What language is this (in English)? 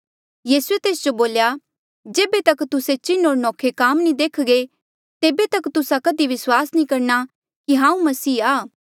Mandeali